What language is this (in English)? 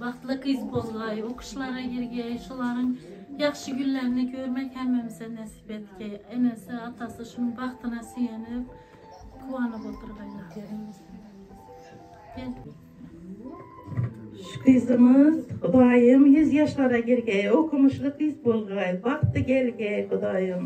Turkish